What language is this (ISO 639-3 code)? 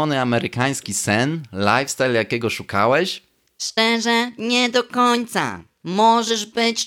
pol